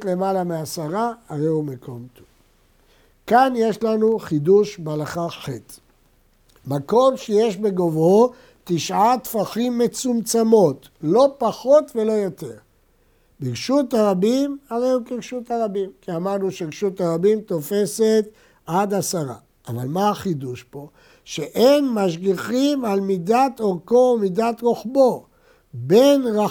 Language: Hebrew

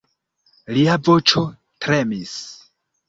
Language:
Esperanto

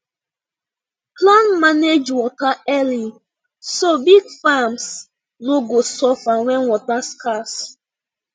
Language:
Nigerian Pidgin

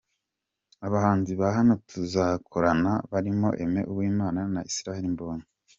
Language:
Kinyarwanda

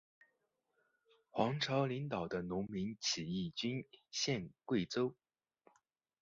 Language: Chinese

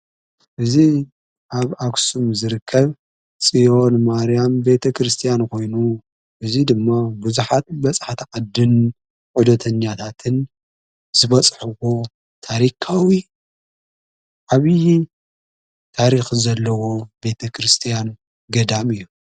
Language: Tigrinya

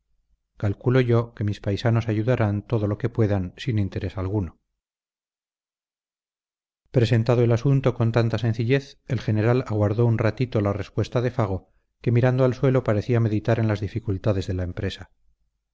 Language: Spanish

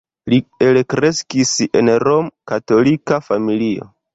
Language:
Esperanto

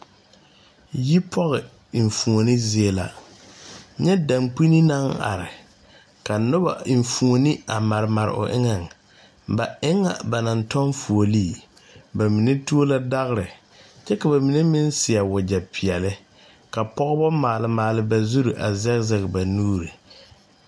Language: Southern Dagaare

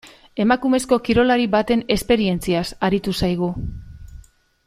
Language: Basque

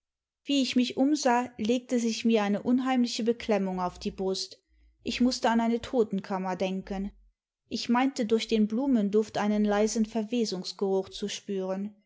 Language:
German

